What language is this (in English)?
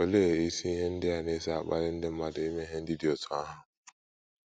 Igbo